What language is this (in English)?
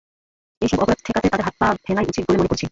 Bangla